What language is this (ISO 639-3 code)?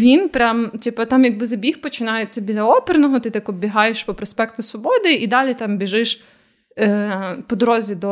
ukr